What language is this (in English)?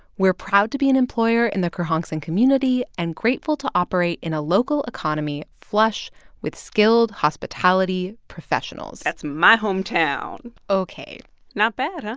English